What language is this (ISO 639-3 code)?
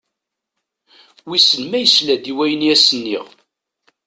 kab